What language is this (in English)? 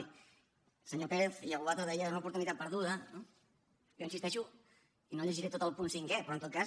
Catalan